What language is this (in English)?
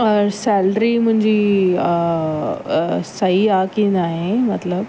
Sindhi